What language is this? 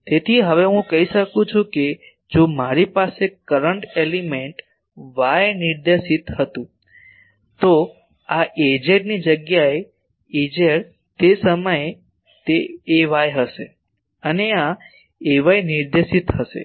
Gujarati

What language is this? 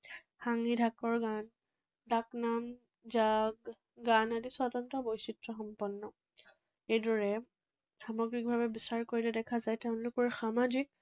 Assamese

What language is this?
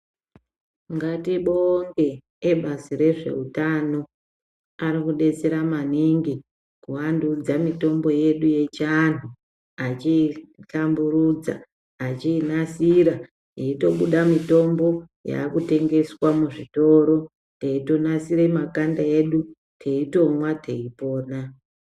Ndau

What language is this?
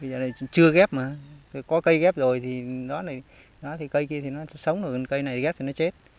Vietnamese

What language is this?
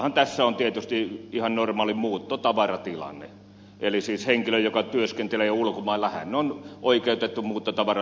Finnish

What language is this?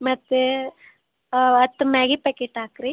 Kannada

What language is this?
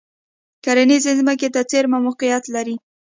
Pashto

